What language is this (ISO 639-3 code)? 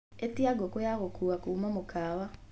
kik